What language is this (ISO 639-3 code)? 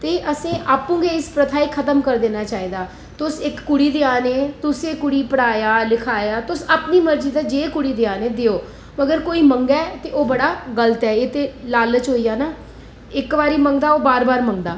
doi